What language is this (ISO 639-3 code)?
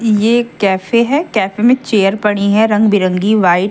hin